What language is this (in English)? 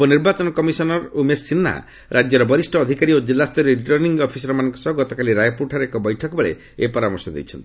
Odia